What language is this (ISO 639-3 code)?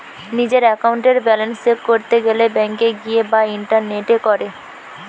ben